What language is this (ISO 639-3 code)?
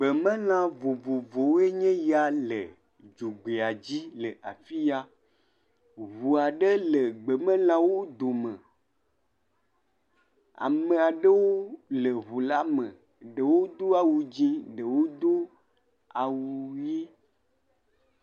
ewe